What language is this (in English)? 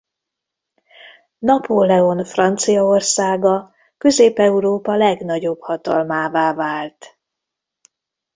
Hungarian